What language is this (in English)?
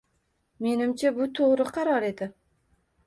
Uzbek